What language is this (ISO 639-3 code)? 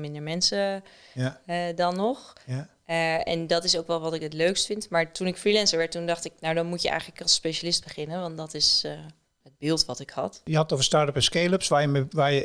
nld